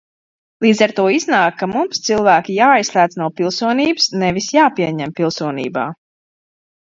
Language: Latvian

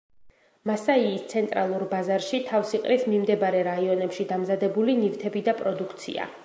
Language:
Georgian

